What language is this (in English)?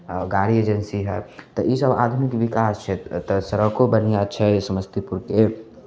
Maithili